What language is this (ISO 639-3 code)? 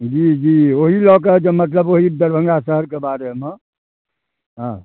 mai